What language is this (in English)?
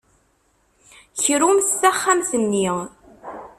Kabyle